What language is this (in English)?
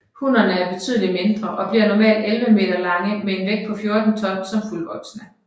Danish